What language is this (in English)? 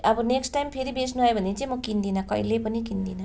Nepali